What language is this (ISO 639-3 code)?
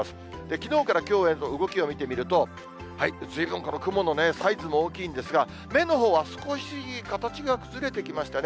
jpn